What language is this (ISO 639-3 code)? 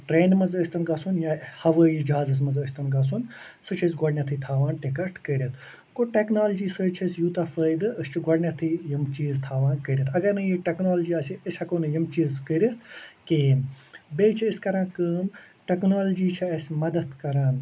kas